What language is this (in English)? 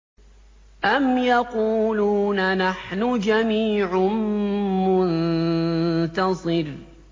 Arabic